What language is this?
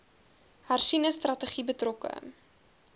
Afrikaans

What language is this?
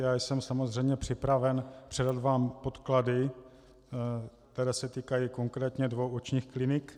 Czech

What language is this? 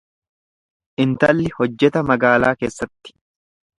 Oromo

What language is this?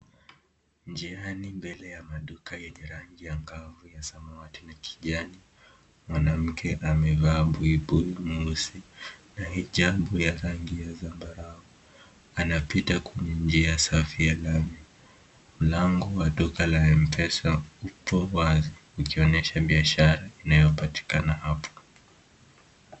Swahili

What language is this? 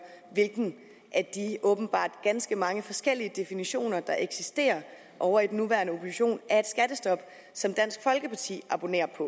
Danish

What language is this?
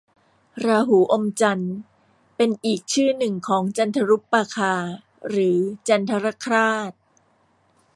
Thai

